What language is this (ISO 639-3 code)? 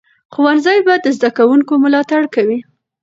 pus